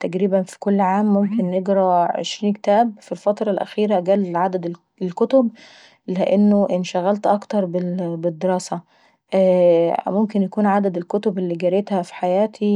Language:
Saidi Arabic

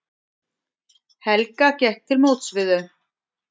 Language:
Icelandic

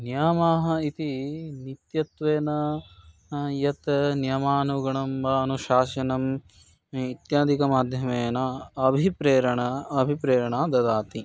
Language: Sanskrit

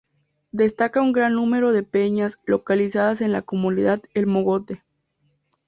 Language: Spanish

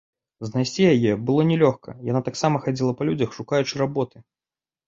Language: Belarusian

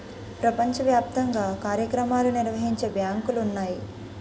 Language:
Telugu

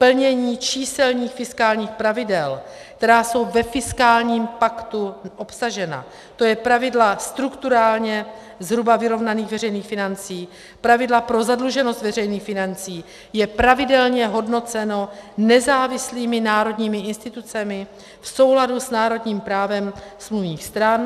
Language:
Czech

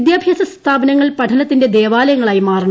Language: Malayalam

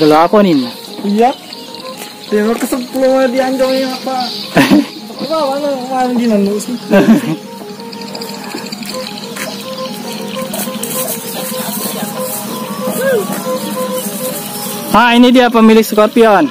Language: Indonesian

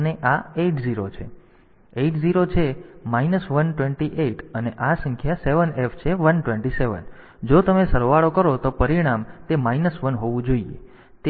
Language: Gujarati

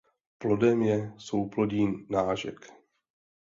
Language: Czech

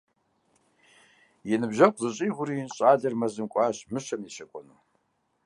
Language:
Kabardian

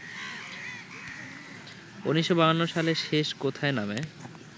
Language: Bangla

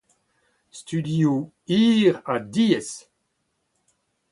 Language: Breton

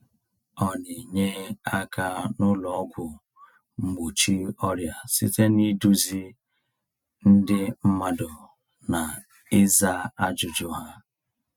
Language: Igbo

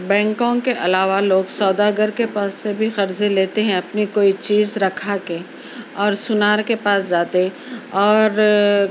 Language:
Urdu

